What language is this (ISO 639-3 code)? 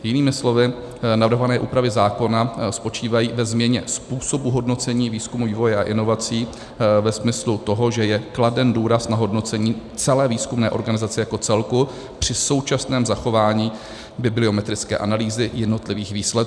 ces